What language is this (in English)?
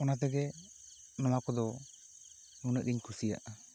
Santali